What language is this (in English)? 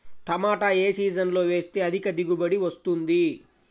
Telugu